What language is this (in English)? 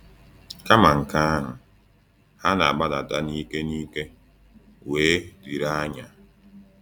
Igbo